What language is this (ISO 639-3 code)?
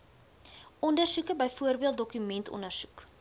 afr